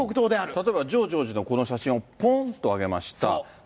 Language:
Japanese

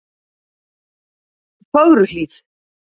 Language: Icelandic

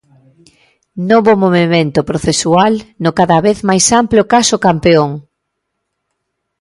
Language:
Galician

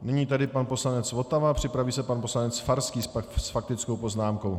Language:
Czech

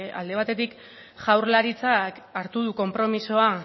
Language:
Basque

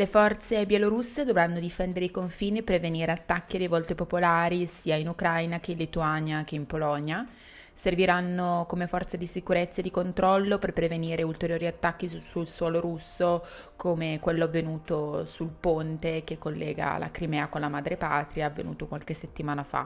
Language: Italian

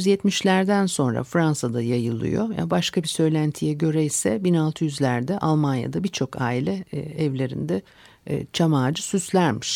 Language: Turkish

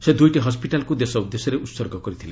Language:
Odia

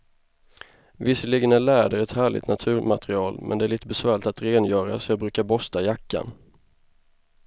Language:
Swedish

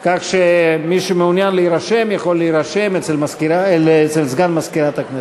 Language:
Hebrew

